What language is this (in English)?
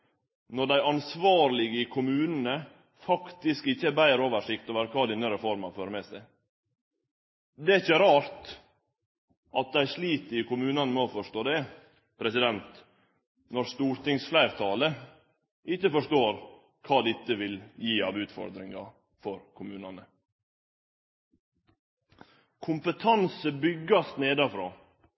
Norwegian Nynorsk